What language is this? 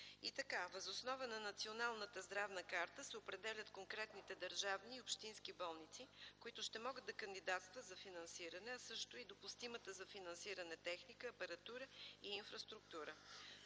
Bulgarian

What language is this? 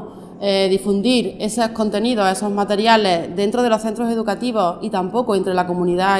Spanish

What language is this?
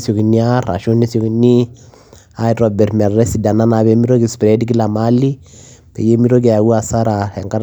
Masai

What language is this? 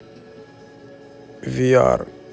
Russian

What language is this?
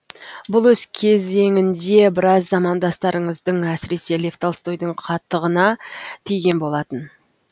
Kazakh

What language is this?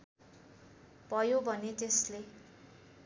Nepali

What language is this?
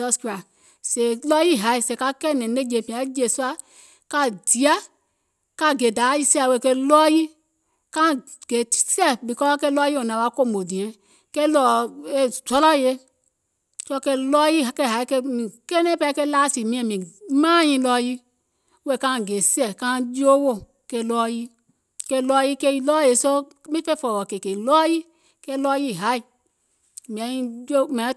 Gola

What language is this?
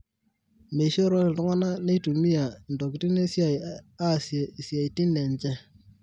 Masai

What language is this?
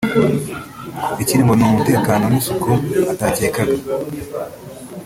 Kinyarwanda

